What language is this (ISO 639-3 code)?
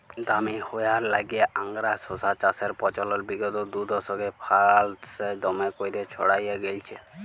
ben